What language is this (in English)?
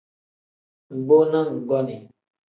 Tem